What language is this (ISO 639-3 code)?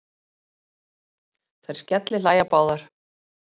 isl